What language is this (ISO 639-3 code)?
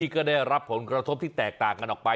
tha